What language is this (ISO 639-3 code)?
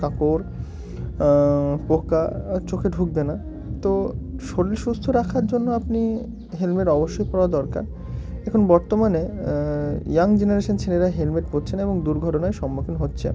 ben